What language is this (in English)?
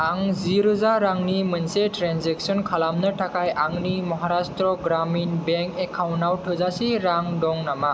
Bodo